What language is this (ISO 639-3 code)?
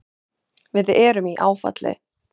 isl